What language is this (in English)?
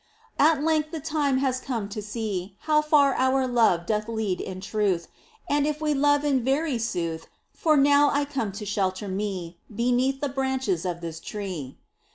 English